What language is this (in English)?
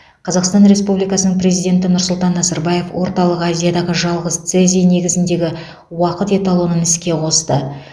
Kazakh